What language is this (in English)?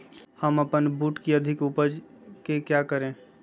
Magahi